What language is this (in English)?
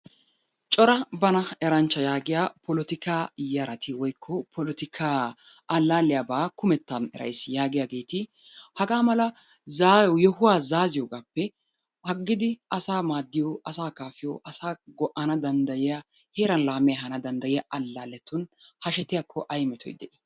Wolaytta